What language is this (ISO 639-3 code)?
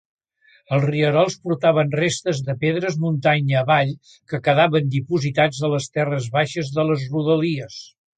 cat